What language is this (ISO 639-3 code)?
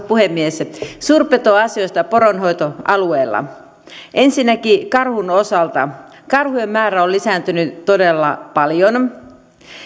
fin